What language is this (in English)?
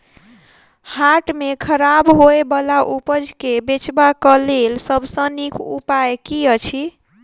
Maithili